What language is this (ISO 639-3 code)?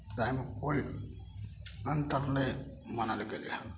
mai